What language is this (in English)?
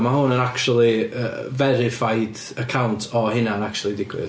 Welsh